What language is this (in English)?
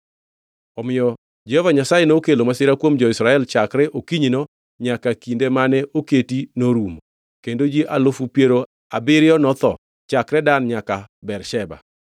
Luo (Kenya and Tanzania)